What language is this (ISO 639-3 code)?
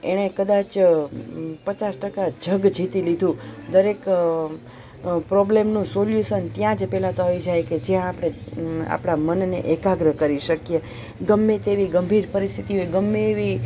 guj